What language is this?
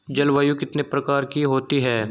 Hindi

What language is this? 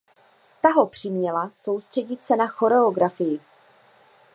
Czech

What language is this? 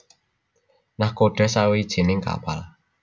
Javanese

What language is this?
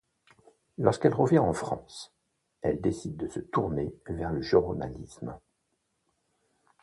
French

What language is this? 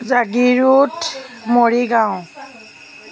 Assamese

